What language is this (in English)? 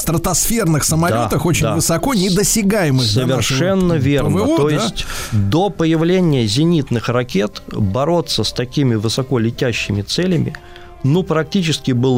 Russian